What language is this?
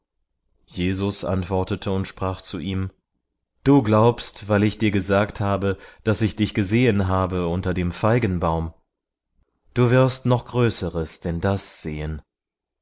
German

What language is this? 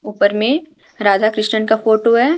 Hindi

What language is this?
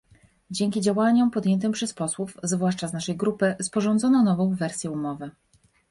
Polish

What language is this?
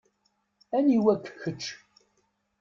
Kabyle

